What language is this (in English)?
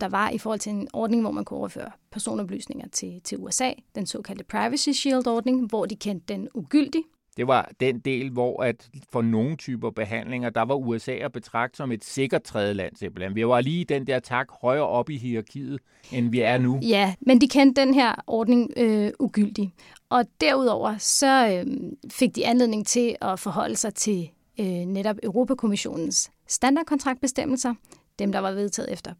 Danish